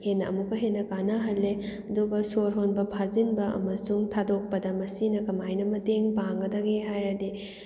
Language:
Manipuri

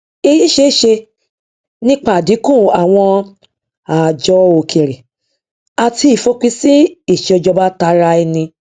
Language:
Yoruba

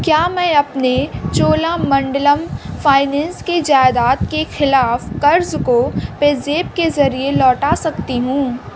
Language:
Urdu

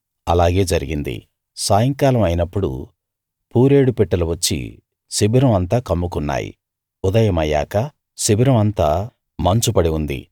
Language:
Telugu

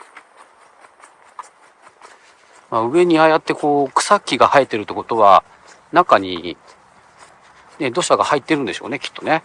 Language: Japanese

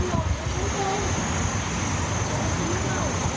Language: Thai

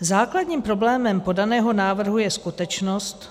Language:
Czech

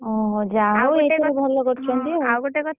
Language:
Odia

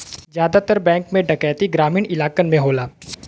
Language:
Bhojpuri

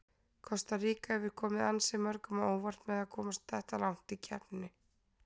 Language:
Icelandic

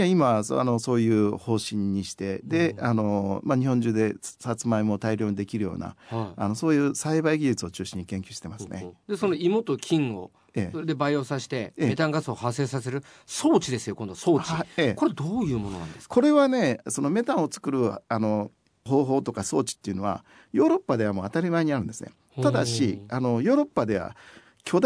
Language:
Japanese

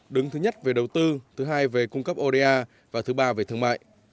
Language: Vietnamese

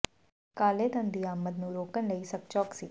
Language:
Punjabi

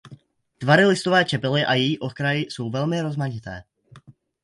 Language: Czech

